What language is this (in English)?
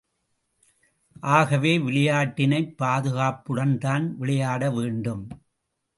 Tamil